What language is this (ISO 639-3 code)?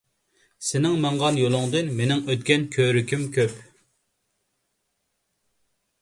uig